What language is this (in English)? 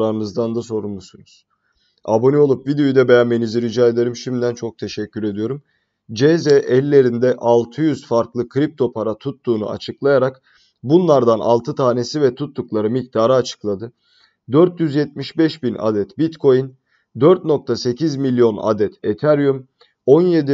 Turkish